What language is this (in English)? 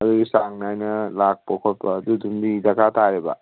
Manipuri